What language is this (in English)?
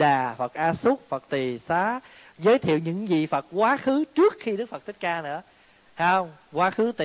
Vietnamese